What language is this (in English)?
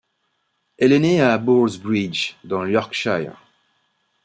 French